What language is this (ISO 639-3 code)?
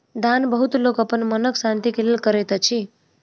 mai